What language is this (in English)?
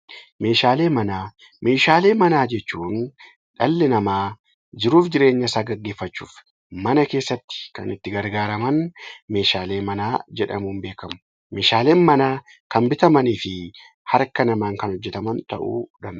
Oromo